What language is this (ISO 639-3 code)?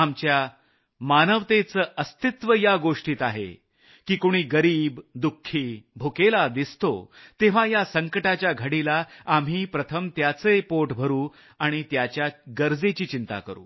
mar